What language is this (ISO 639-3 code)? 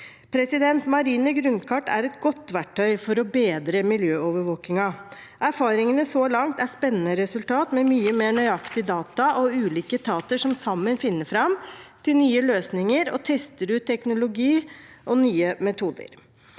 nor